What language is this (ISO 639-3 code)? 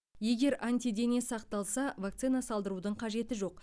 kaz